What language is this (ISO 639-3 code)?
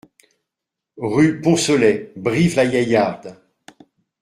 fra